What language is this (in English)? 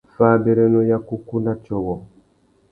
Tuki